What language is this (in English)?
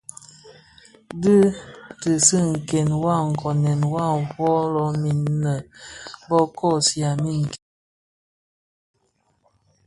Bafia